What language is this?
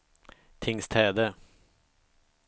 Swedish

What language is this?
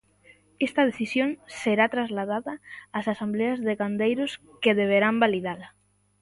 Galician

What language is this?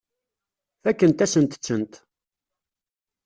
Kabyle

